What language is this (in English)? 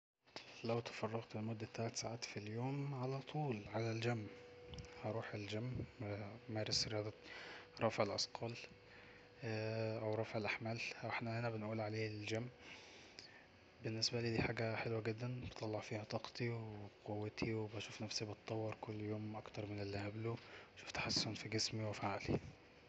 Egyptian Arabic